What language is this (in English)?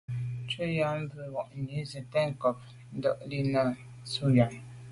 Medumba